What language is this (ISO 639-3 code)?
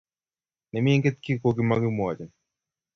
kln